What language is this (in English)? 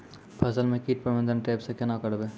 Maithili